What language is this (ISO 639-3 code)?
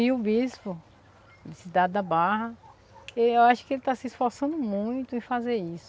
por